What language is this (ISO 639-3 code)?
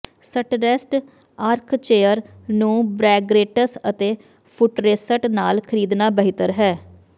pan